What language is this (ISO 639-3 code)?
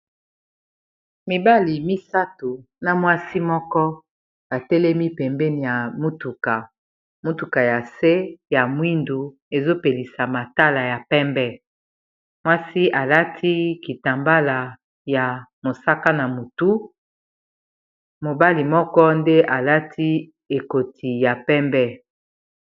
lin